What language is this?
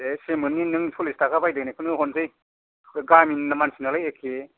Bodo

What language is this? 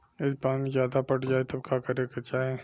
Bhojpuri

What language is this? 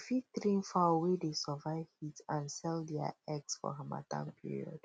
Nigerian Pidgin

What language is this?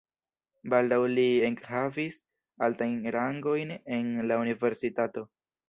Esperanto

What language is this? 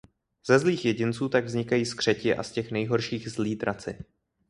Czech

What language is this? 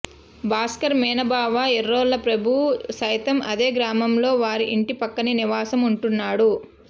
Telugu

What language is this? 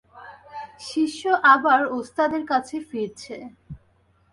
Bangla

